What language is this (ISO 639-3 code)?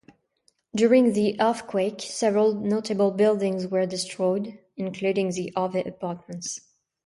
eng